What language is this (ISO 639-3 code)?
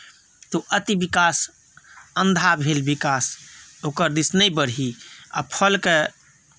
mai